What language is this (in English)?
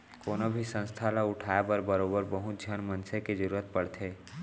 Chhattisgarhi